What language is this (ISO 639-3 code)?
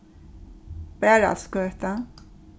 fao